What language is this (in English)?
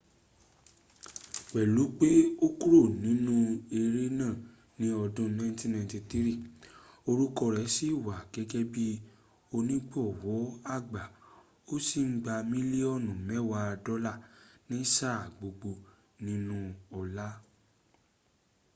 Yoruba